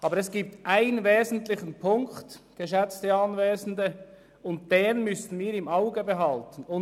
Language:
Swiss German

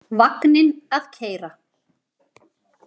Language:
Icelandic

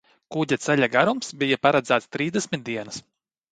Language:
Latvian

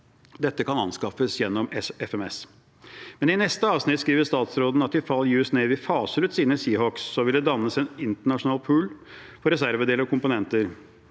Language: Norwegian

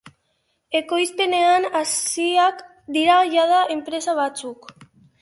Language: Basque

